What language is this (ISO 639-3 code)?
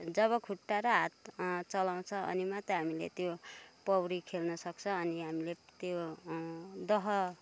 nep